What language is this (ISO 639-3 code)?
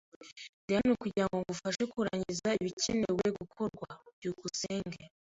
kin